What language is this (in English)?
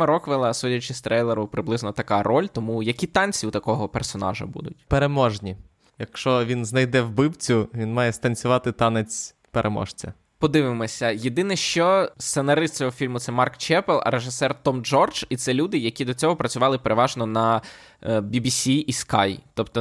Ukrainian